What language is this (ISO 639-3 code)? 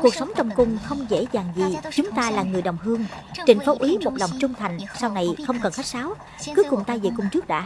vie